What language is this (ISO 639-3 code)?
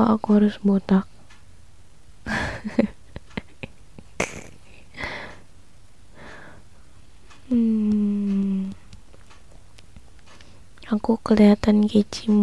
ind